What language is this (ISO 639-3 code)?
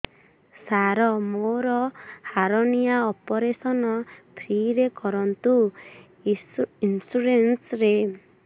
ori